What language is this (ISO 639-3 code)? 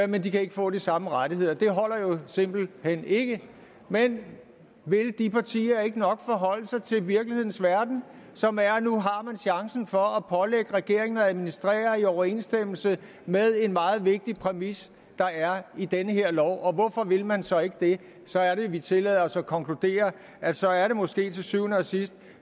dan